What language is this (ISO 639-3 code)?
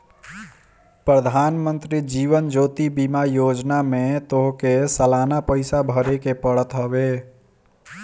bho